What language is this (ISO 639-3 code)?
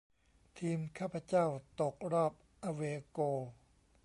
tha